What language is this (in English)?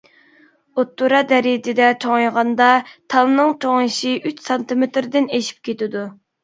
Uyghur